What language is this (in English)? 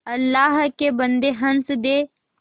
Hindi